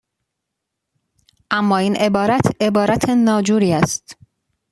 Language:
Persian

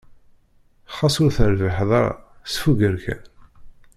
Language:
Kabyle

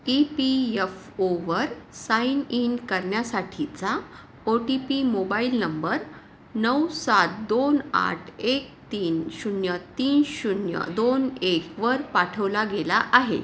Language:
Marathi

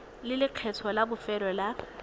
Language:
Tswana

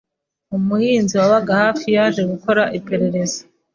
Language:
Kinyarwanda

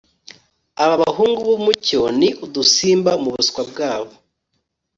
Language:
Kinyarwanda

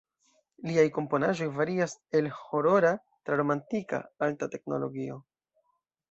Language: Esperanto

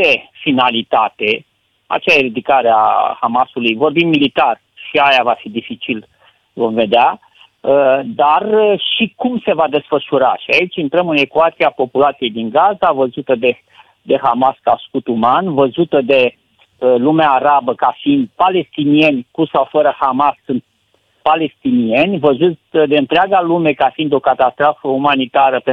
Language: Romanian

